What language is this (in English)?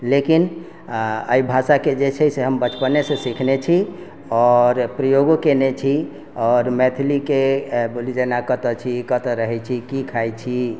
Maithili